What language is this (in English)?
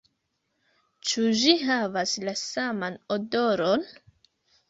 Esperanto